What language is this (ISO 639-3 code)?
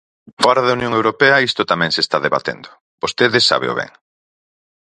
glg